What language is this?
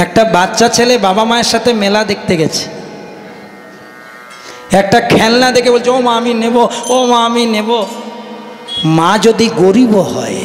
Hindi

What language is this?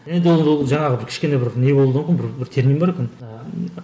Kazakh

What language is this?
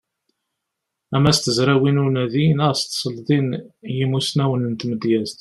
Kabyle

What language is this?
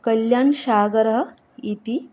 Sanskrit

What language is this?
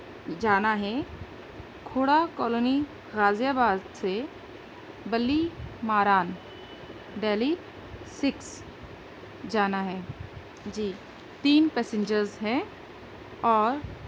Urdu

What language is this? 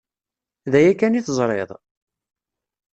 Kabyle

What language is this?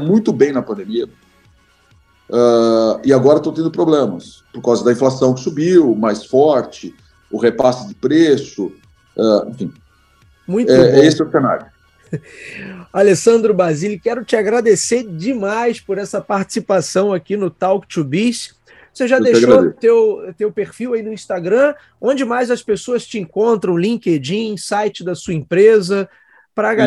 Portuguese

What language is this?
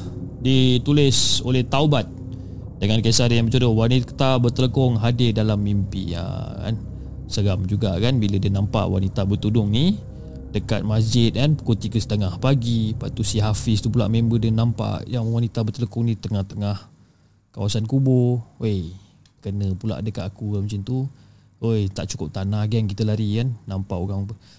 Malay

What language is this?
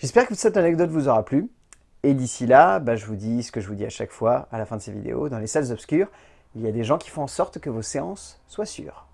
French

